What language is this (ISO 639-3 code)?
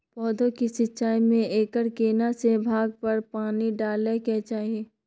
mai